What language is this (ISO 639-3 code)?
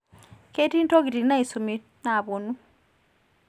mas